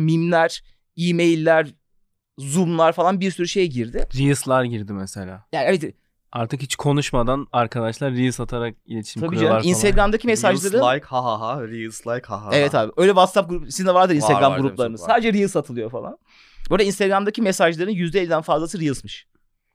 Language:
Turkish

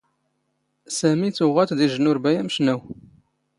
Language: Standard Moroccan Tamazight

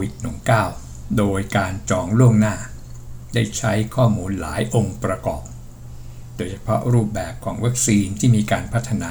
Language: Thai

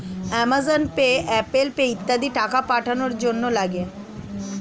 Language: Bangla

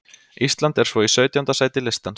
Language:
Icelandic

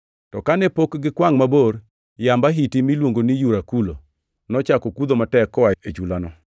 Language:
Luo (Kenya and Tanzania)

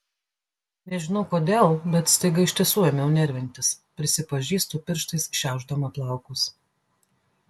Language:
Lithuanian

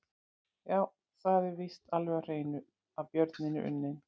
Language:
Icelandic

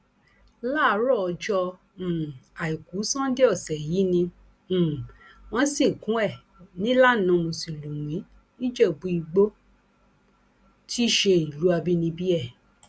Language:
Yoruba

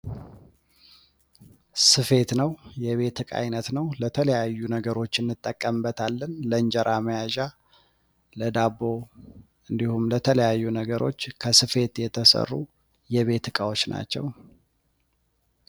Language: Amharic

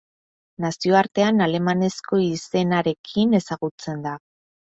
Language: Basque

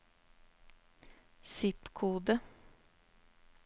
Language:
Norwegian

